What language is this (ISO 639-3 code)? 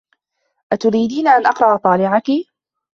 ara